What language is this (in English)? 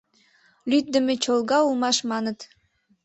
Mari